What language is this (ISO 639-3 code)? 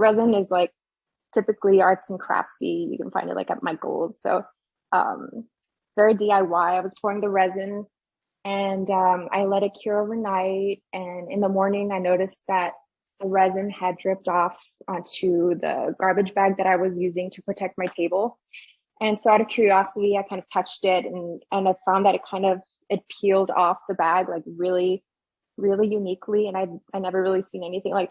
eng